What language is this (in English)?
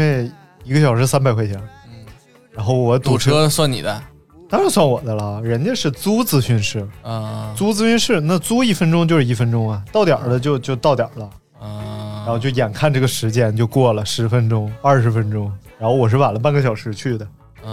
Chinese